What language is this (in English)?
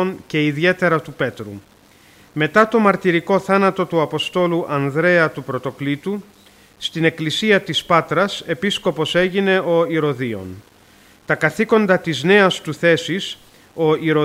Greek